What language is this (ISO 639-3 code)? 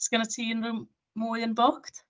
cym